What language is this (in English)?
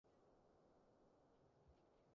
Cantonese